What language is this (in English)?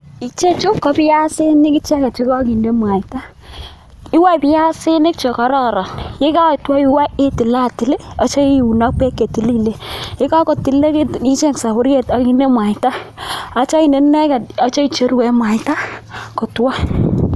Kalenjin